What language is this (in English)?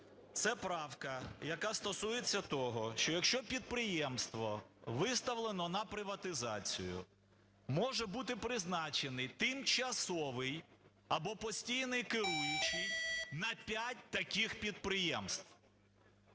Ukrainian